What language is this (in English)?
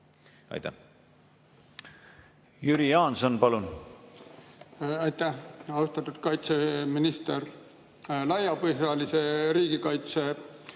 Estonian